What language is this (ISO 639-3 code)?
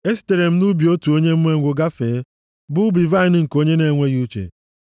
ibo